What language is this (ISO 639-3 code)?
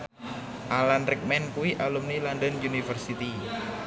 jav